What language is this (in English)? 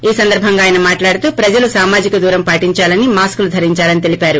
Telugu